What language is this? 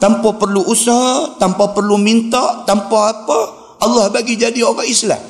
Malay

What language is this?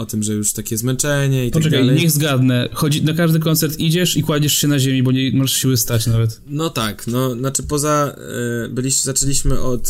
Polish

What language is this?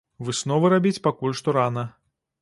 Belarusian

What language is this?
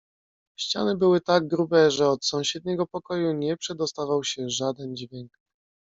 Polish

